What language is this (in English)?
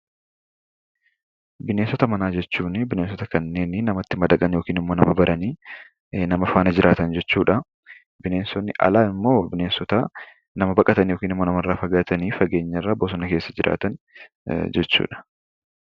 Oromo